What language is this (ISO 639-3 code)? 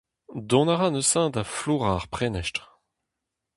bre